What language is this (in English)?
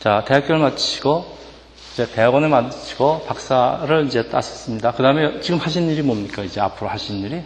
Korean